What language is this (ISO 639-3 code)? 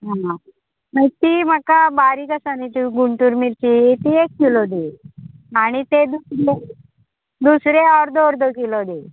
kok